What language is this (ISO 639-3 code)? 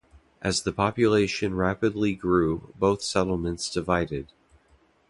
eng